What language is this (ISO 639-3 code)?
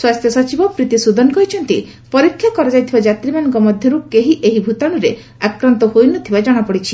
ori